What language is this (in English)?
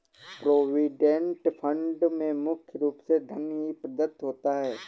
Hindi